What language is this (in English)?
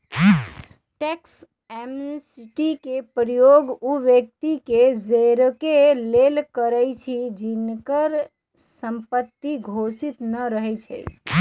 Magahi